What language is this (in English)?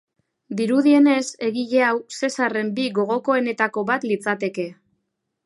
Basque